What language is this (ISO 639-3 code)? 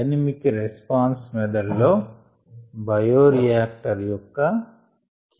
tel